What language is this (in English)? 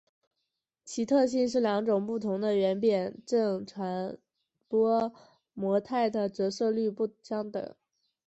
Chinese